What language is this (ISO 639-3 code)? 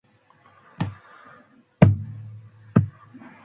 mcf